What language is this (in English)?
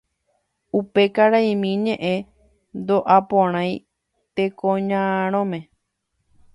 Guarani